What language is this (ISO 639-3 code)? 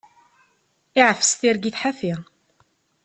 kab